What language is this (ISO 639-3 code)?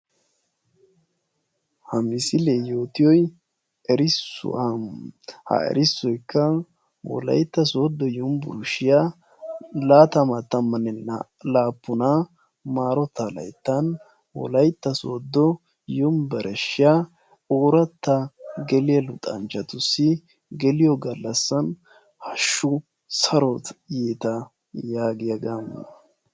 wal